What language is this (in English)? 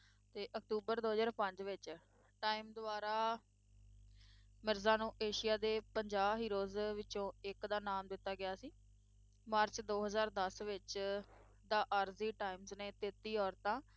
Punjabi